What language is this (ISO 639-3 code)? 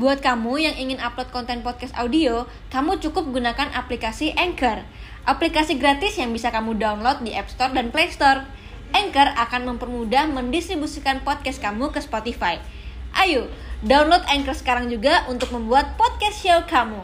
ind